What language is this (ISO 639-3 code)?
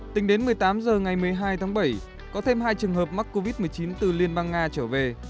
vie